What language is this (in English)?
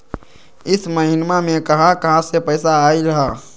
Magahi